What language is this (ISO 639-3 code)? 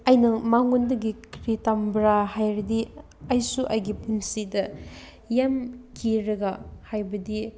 mni